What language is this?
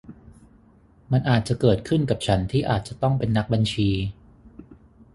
Thai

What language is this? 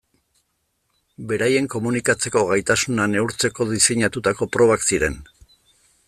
Basque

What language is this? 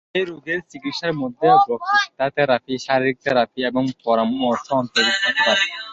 Bangla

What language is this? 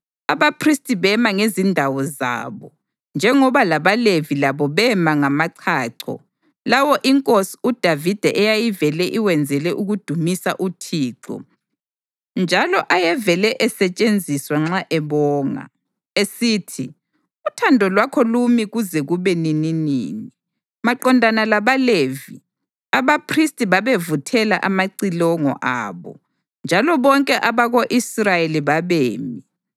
North Ndebele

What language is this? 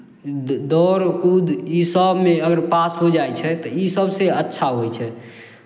Maithili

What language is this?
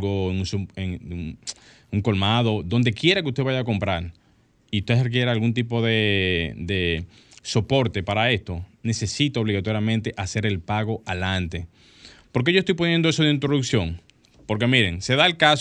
Spanish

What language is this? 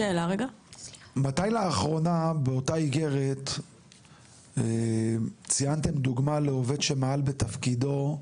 Hebrew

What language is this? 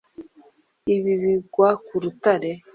Kinyarwanda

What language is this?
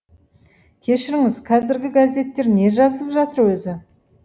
Kazakh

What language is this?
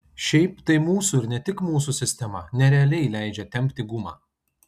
Lithuanian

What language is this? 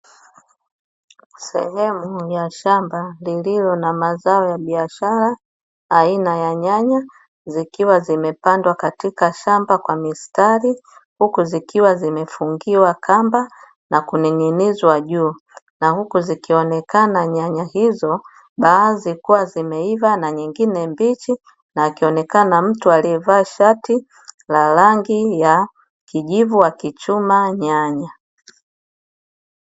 Swahili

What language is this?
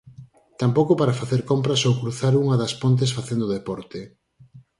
Galician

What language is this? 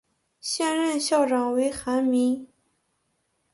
Chinese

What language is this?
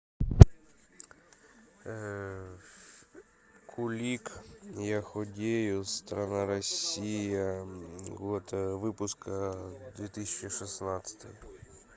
Russian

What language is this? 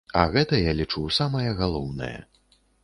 Belarusian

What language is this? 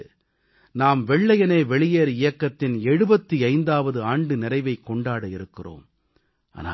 Tamil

